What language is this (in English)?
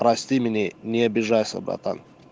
Russian